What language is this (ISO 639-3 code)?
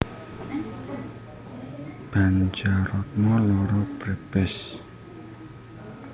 jav